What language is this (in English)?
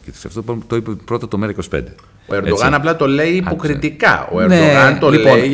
Greek